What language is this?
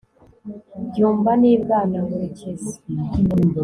Kinyarwanda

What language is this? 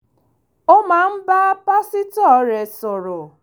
Yoruba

